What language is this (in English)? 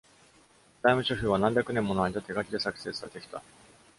Japanese